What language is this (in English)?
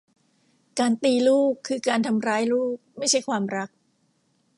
Thai